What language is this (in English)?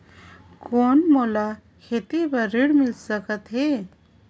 Chhattisgarhi